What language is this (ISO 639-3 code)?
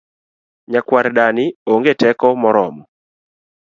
luo